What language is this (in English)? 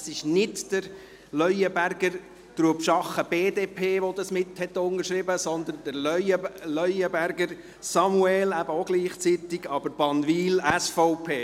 Swiss German